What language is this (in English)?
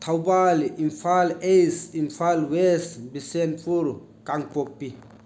Manipuri